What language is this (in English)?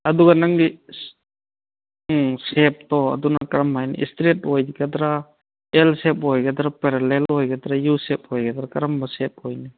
Manipuri